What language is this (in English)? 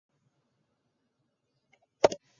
Japanese